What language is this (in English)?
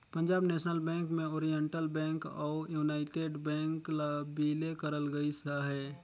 Chhattisgarhi